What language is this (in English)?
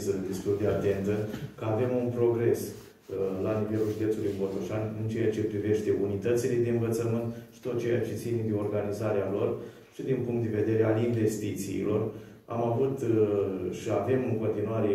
Romanian